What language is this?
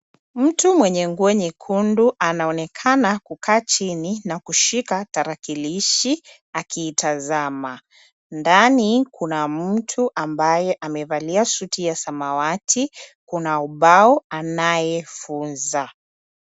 Swahili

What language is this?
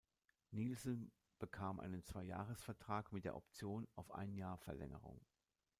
German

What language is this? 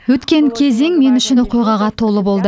Kazakh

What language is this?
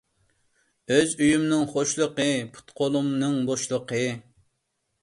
Uyghur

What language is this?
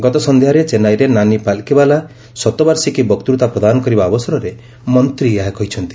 Odia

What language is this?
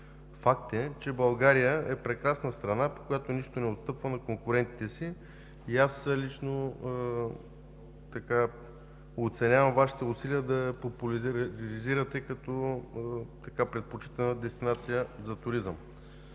Bulgarian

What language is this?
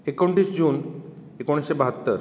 Konkani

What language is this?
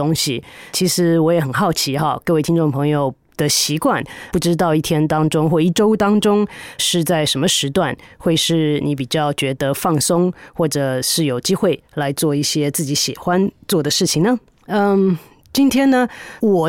Chinese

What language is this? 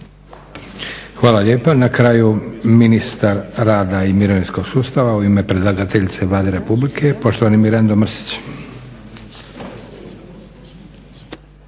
Croatian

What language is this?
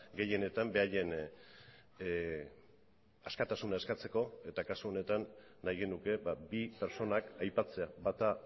Basque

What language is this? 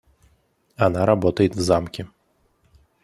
Russian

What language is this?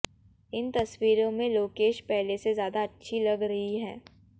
Hindi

